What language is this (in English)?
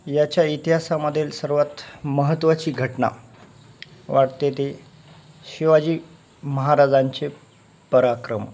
Marathi